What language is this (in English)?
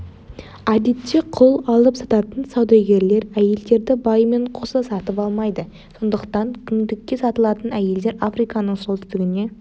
Kazakh